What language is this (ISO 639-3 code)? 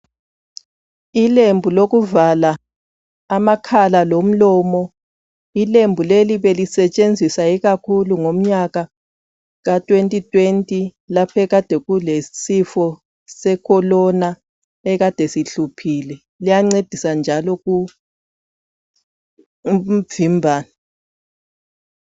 nde